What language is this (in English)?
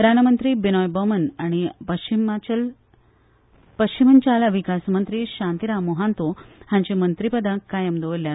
Konkani